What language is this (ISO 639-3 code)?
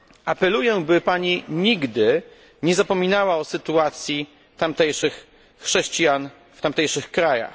pol